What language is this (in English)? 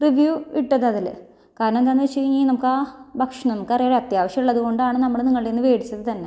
Malayalam